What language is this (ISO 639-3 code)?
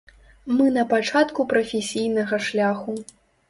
bel